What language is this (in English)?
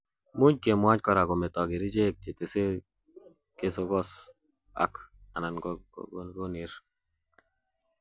Kalenjin